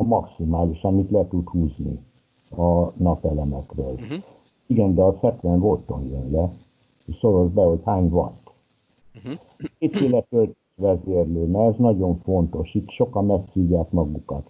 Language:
Hungarian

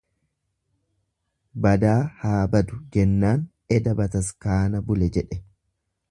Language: Oromo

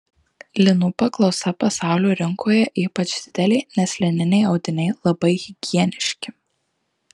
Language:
Lithuanian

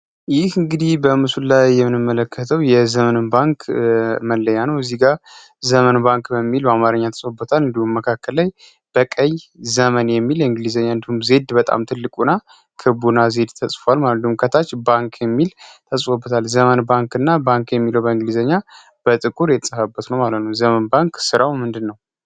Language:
Amharic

